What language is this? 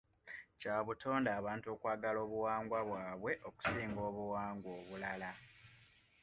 Ganda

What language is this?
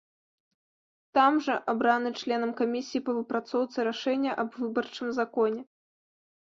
Belarusian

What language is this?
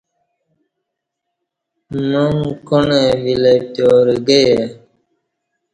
Kati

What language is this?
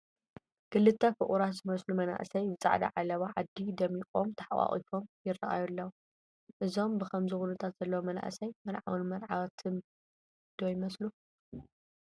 Tigrinya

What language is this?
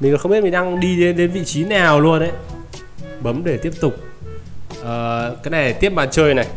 Vietnamese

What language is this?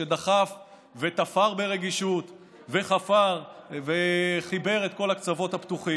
Hebrew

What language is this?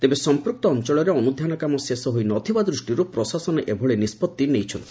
Odia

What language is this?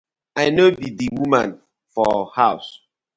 Nigerian Pidgin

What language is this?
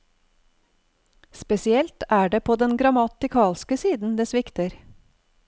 Norwegian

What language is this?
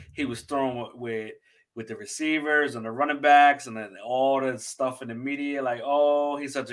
English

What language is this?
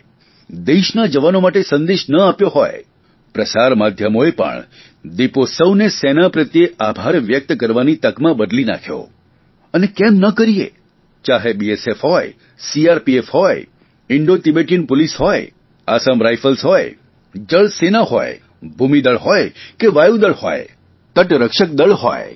Gujarati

